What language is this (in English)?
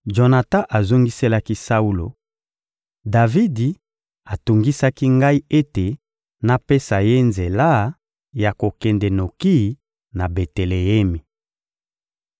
Lingala